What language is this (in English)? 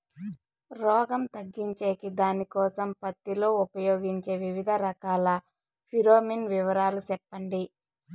Telugu